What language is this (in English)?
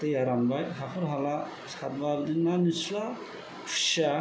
Bodo